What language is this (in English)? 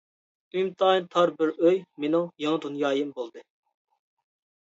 Uyghur